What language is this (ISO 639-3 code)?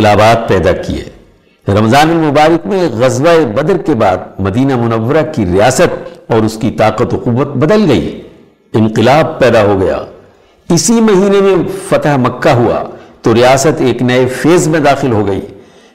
urd